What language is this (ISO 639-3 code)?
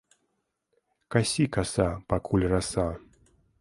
bel